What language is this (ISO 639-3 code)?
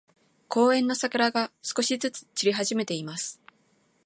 jpn